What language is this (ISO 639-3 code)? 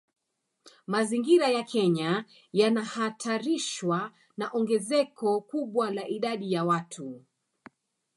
swa